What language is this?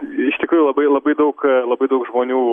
Lithuanian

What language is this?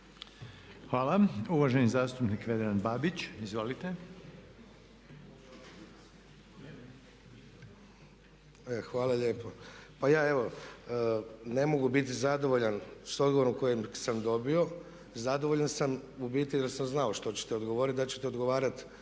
Croatian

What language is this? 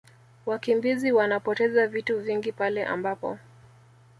Swahili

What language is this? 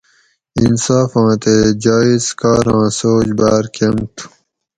Gawri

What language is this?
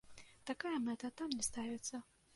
Belarusian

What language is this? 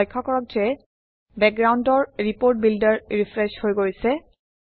Assamese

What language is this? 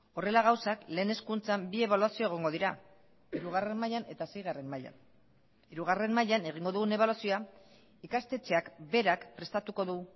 Basque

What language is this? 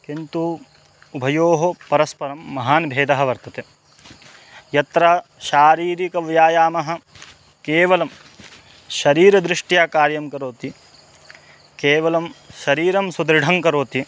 Sanskrit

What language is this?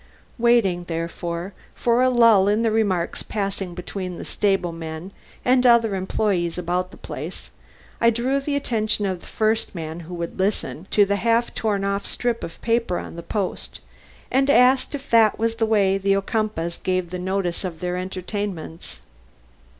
English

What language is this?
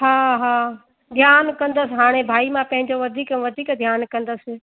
Sindhi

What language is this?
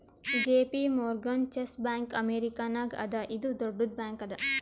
Kannada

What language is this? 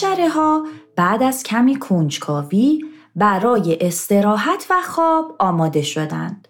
Persian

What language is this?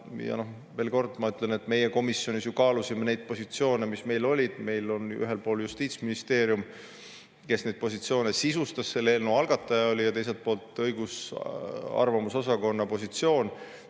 Estonian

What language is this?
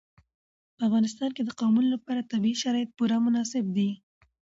Pashto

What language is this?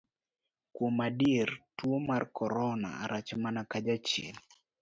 Luo (Kenya and Tanzania)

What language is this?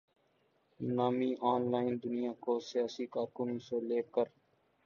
Urdu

